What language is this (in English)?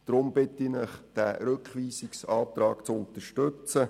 Swiss German